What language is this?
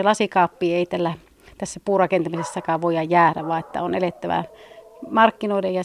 Finnish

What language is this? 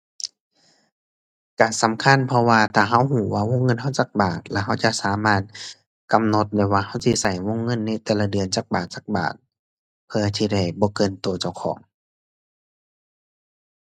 Thai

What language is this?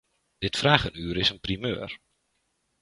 Dutch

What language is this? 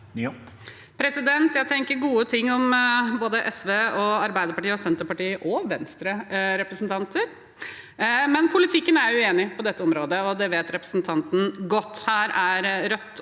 Norwegian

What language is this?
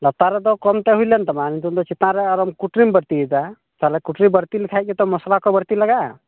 Santali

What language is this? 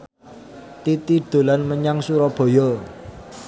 Javanese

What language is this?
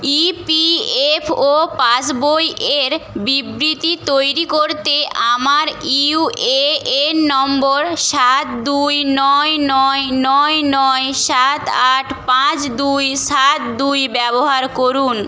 Bangla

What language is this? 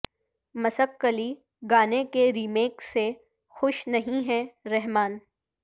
Urdu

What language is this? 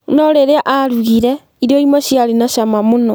Kikuyu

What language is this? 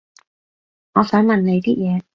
Cantonese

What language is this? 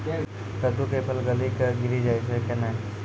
Maithili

